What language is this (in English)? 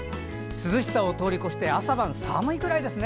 Japanese